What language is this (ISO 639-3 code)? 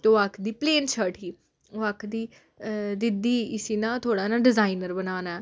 doi